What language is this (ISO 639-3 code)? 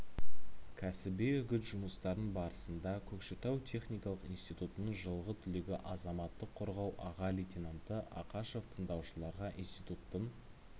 kaz